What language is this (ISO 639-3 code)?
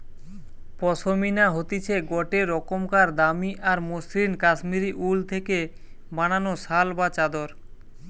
ben